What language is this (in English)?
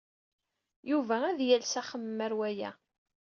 Kabyle